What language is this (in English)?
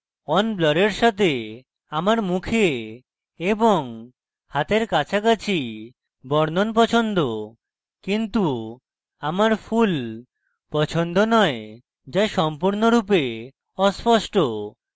Bangla